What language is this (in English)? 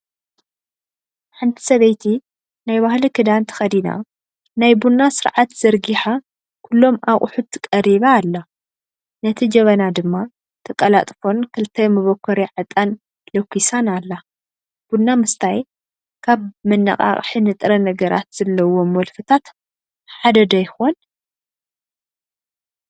Tigrinya